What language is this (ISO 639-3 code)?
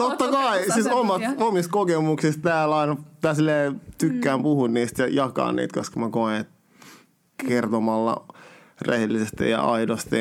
fin